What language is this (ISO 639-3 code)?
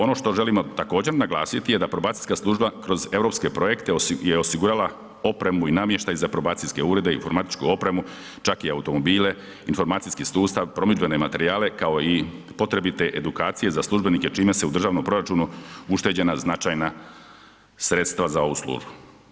hrv